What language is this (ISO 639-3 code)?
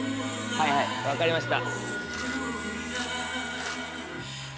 jpn